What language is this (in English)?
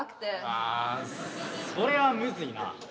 Japanese